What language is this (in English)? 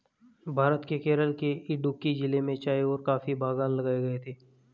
Hindi